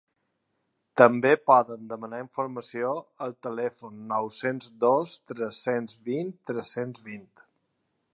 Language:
Catalan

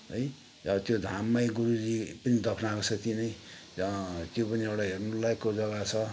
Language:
Nepali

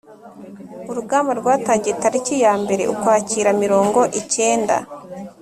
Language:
Kinyarwanda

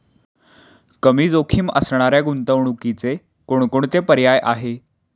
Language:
Marathi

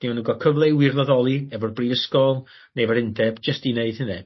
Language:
Welsh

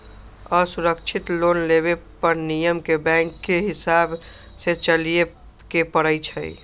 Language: Magahi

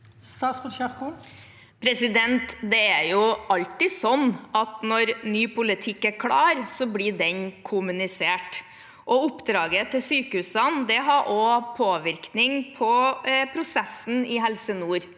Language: Norwegian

